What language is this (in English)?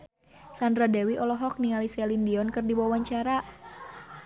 Sundanese